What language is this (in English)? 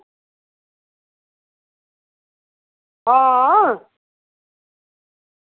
Dogri